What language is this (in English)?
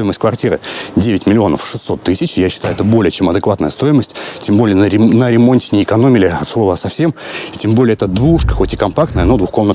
Russian